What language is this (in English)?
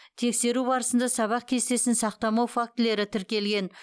Kazakh